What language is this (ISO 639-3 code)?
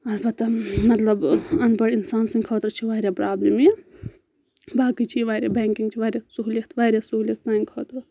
kas